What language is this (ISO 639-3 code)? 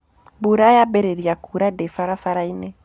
kik